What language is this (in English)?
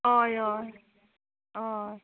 Konkani